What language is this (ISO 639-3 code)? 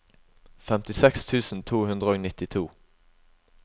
nor